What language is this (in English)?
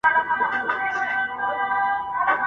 Pashto